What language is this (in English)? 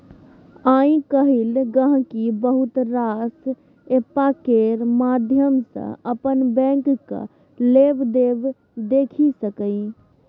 Maithili